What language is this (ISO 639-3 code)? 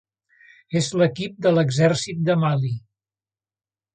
cat